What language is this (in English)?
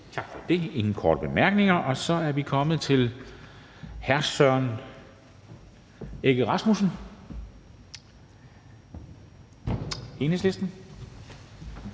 Danish